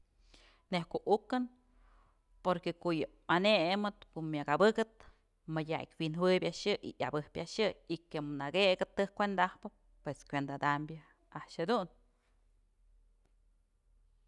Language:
Mazatlán Mixe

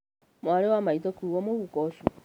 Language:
Kikuyu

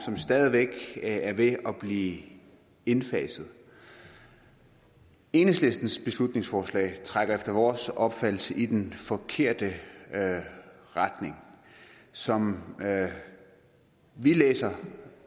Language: Danish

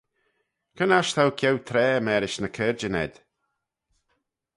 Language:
Manx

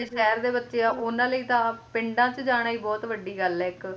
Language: Punjabi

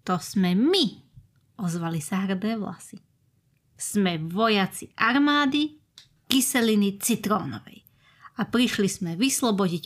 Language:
Slovak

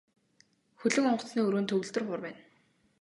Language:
Mongolian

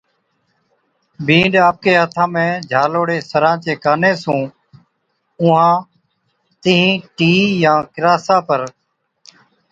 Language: Od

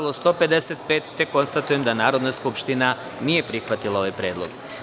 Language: Serbian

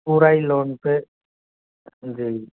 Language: Hindi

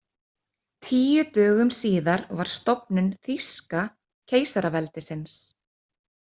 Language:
Icelandic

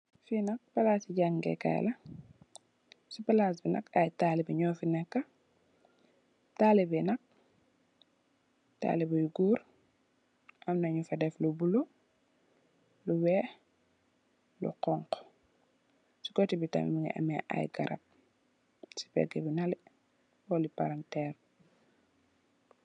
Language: Wolof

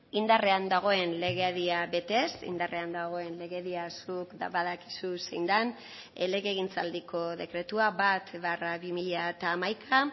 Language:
Basque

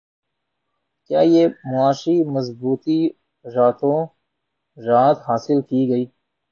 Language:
Urdu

